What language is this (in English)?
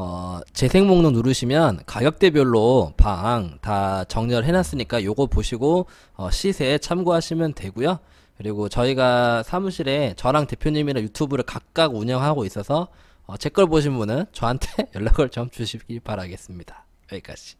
Korean